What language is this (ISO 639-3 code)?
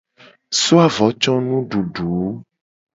gej